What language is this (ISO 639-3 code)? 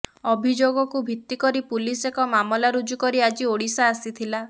ori